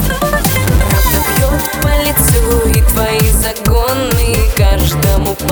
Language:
Russian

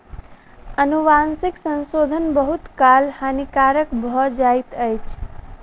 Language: Maithili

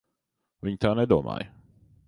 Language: Latvian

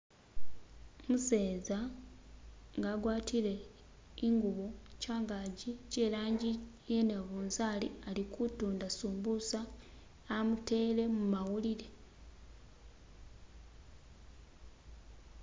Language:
Masaaba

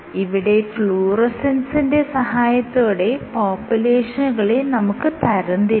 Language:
Malayalam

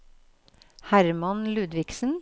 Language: Norwegian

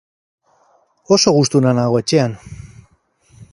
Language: Basque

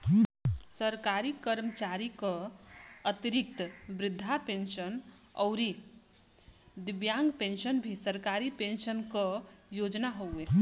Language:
Bhojpuri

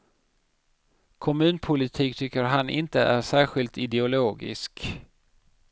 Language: Swedish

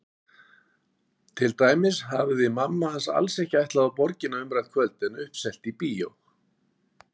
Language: Icelandic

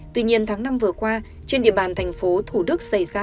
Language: Vietnamese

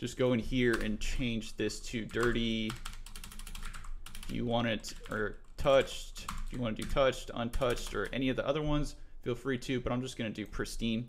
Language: English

